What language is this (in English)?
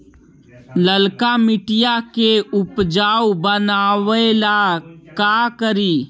Magahi